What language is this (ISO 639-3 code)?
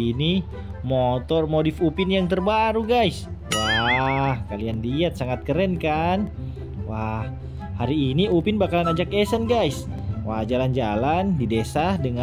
ind